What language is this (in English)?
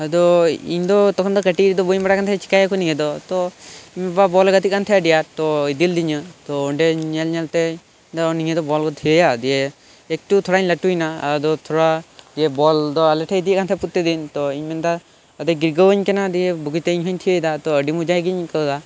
Santali